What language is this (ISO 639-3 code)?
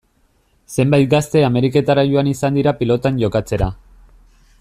eus